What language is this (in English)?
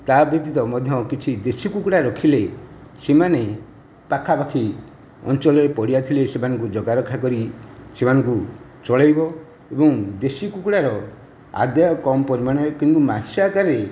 Odia